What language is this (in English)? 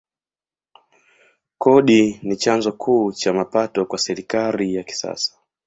Swahili